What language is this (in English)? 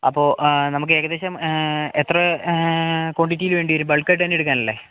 Malayalam